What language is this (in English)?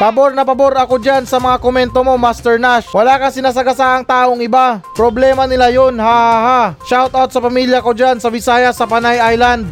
Filipino